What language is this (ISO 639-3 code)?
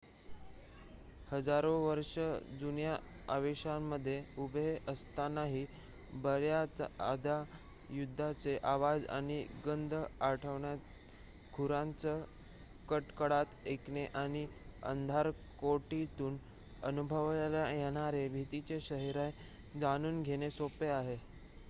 mar